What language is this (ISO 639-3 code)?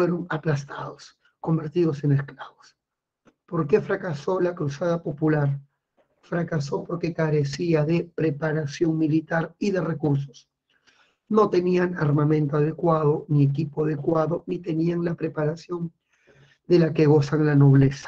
spa